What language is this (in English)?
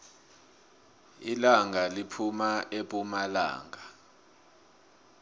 South Ndebele